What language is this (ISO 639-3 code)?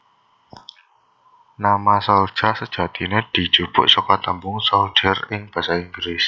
jav